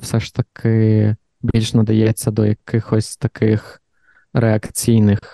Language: Ukrainian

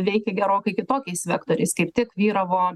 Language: Lithuanian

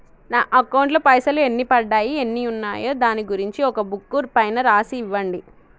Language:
Telugu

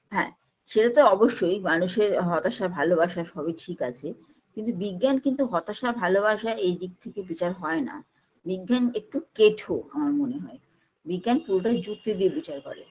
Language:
Bangla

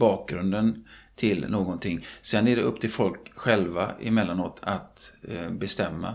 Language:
Swedish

